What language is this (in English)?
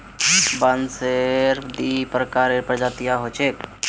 Magahi